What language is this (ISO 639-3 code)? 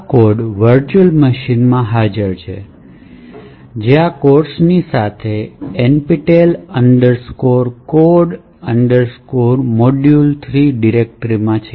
guj